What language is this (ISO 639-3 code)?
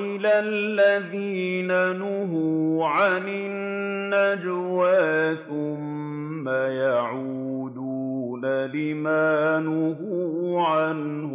ara